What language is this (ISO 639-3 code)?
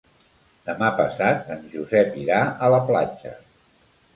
cat